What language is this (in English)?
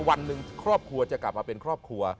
Thai